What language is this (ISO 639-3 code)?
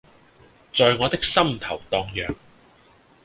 yue